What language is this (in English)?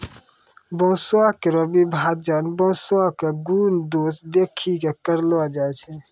Maithili